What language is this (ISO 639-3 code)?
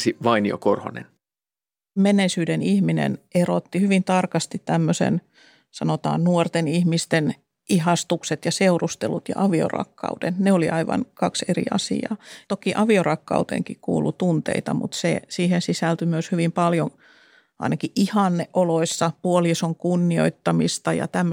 fin